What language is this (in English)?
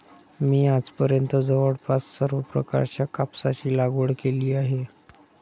Marathi